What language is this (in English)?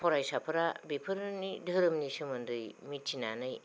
Bodo